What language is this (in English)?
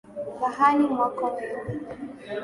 Swahili